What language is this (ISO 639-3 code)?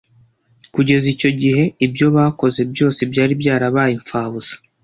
kin